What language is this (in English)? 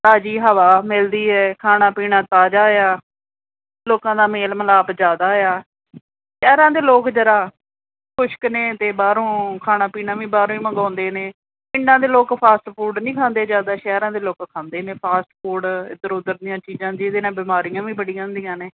Punjabi